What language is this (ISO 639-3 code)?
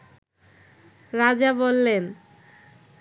ben